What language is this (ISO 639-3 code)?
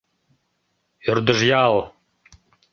chm